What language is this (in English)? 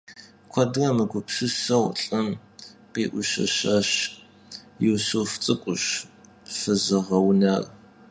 Kabardian